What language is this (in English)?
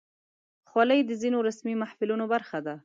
Pashto